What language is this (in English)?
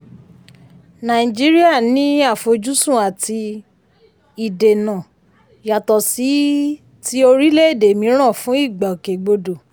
Yoruba